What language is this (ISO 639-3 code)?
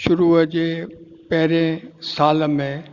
snd